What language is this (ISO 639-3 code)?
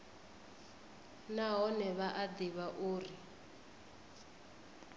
ven